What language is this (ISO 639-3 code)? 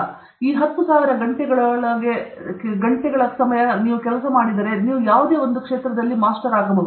kan